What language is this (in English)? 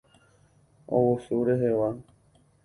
Guarani